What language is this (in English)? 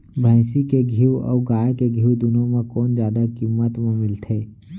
Chhattisgarhi